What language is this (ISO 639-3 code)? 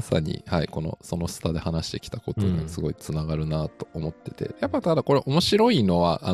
jpn